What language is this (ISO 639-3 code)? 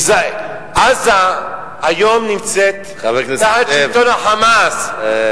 heb